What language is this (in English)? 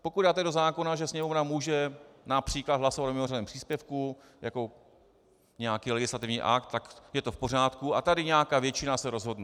Czech